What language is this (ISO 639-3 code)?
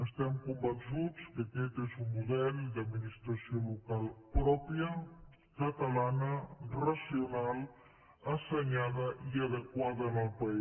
cat